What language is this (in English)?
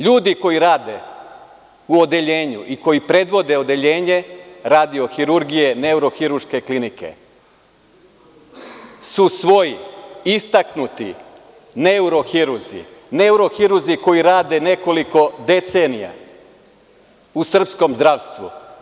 Serbian